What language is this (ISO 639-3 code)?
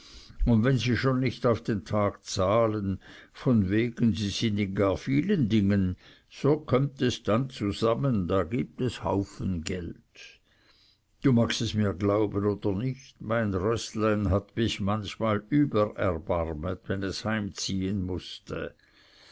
deu